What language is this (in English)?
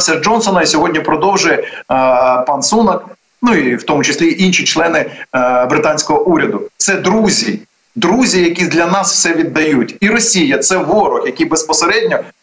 Ukrainian